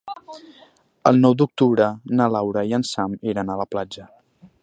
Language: Catalan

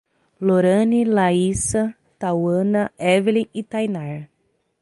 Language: Portuguese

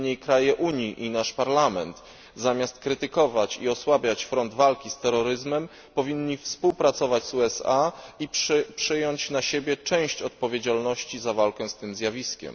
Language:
Polish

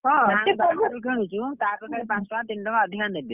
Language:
Odia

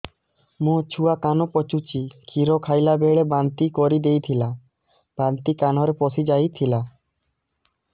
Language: Odia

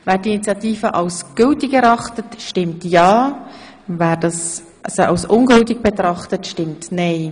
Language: Swiss German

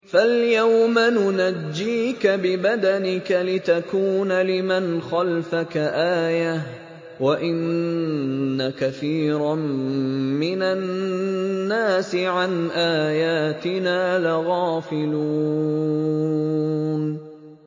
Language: Arabic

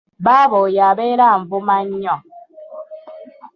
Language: Ganda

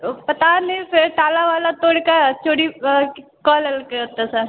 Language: Maithili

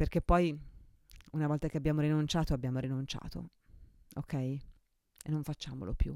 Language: Italian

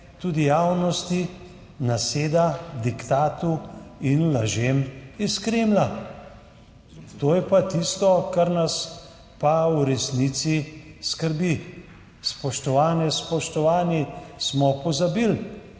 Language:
Slovenian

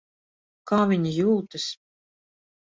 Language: Latvian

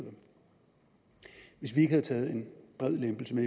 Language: Danish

